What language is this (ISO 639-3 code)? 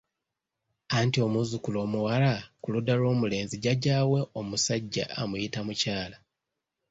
lug